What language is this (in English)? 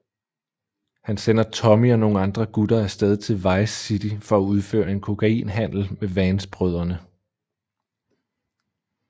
Danish